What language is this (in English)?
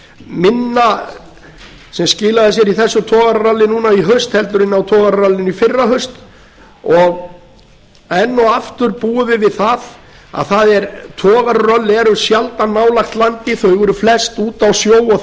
Icelandic